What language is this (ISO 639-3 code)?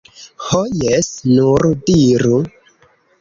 epo